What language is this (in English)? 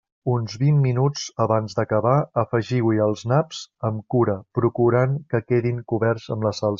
Catalan